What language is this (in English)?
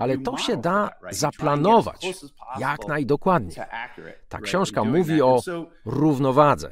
Polish